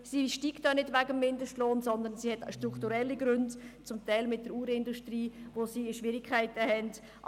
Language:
Swiss German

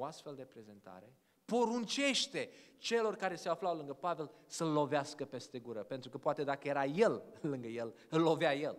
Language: Romanian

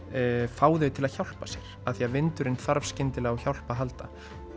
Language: Icelandic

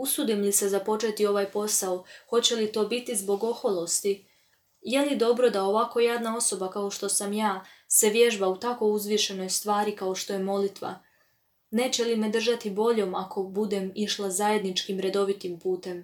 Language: Croatian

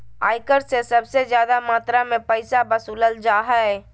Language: Magahi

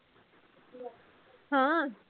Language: Punjabi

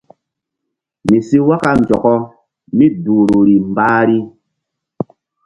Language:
Mbum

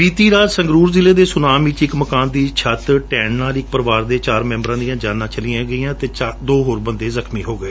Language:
Punjabi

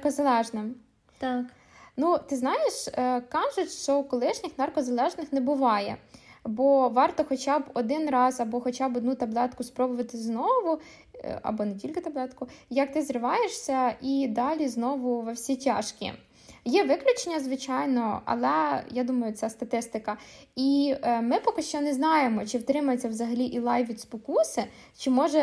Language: Ukrainian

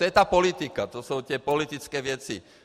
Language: Czech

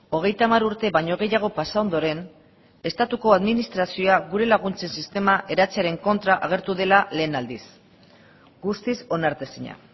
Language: Basque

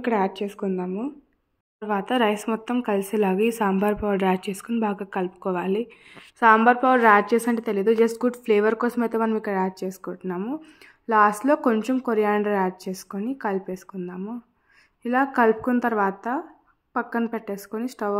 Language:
Telugu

